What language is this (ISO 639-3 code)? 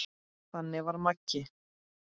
isl